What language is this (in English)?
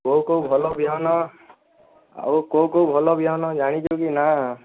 Odia